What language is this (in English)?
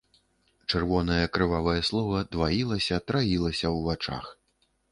Belarusian